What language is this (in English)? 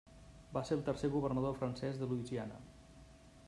Catalan